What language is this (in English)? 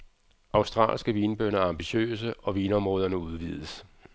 Danish